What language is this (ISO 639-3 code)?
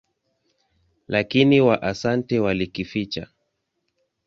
swa